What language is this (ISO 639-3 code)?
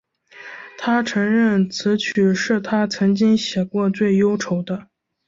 zho